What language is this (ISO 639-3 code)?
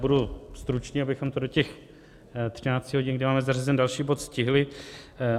ces